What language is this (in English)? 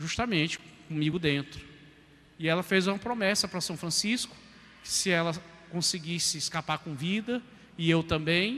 Portuguese